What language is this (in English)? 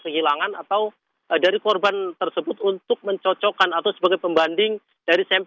Indonesian